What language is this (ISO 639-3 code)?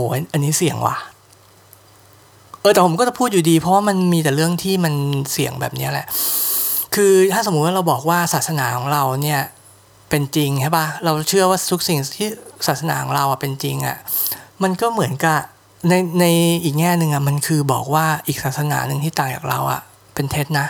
tha